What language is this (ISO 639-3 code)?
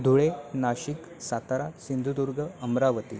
mar